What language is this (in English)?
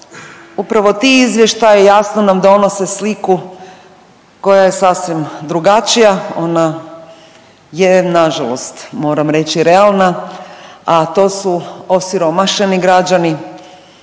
Croatian